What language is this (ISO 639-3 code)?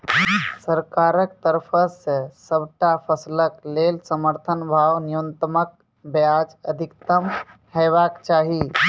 mai